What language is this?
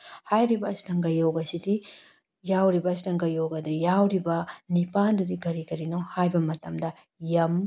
Manipuri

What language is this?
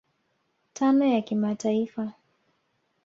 Swahili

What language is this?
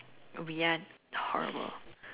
English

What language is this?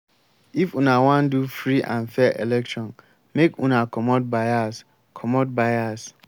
Nigerian Pidgin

